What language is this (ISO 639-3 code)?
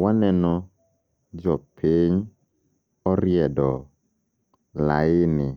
luo